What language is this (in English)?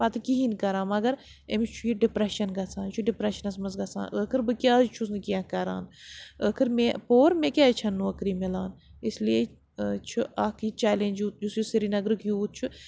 Kashmiri